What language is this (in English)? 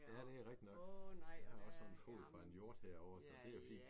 Danish